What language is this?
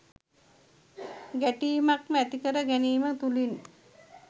Sinhala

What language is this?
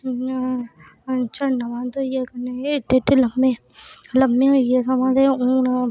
Dogri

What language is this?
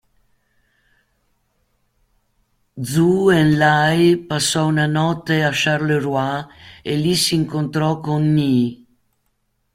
Italian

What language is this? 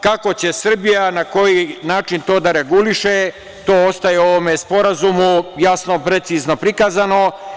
Serbian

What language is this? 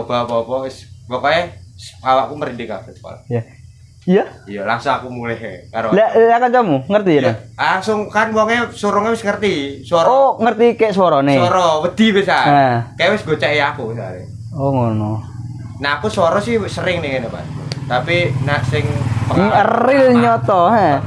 Indonesian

